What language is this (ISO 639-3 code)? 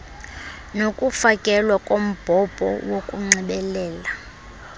xho